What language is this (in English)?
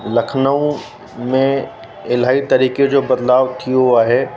Sindhi